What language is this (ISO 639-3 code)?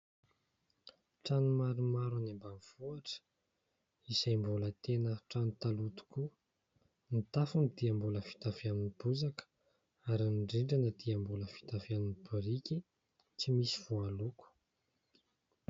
mlg